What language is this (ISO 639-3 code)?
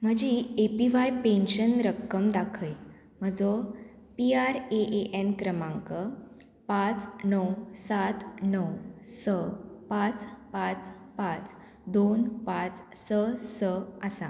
kok